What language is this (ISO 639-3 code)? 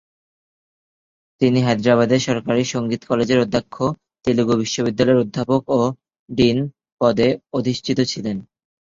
ben